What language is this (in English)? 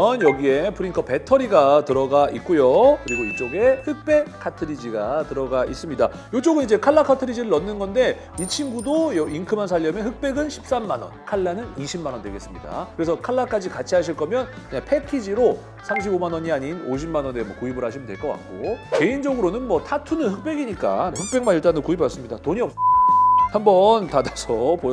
Korean